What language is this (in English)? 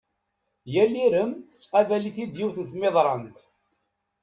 Kabyle